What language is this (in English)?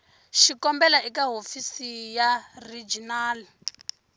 Tsonga